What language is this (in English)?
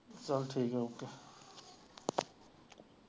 Punjabi